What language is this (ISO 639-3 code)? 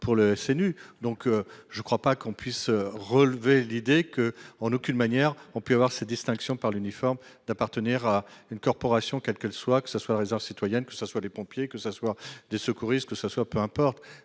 fra